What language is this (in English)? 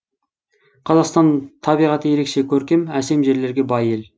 Kazakh